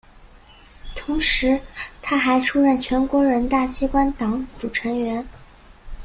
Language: Chinese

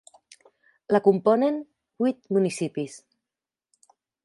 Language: Catalan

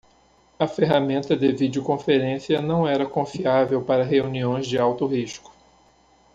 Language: Portuguese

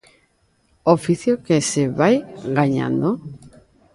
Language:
Galician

